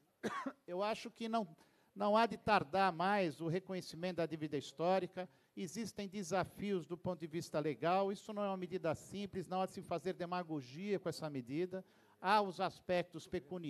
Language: Portuguese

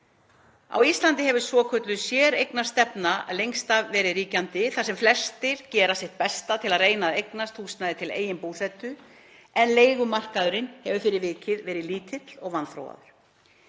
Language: Icelandic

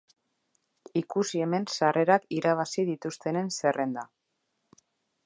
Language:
Basque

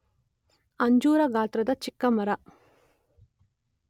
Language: Kannada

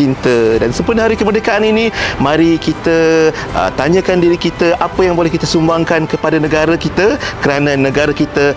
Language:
Malay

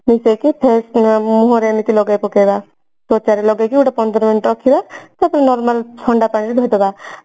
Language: Odia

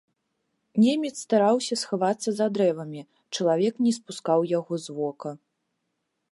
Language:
Belarusian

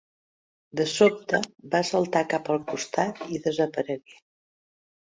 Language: Catalan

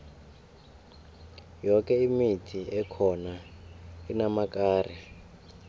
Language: South Ndebele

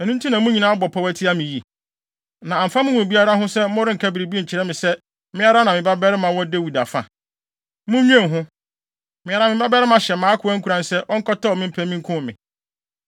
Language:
Akan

